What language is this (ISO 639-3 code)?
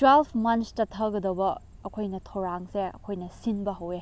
mni